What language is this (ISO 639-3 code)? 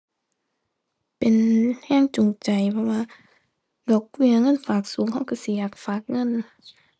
tha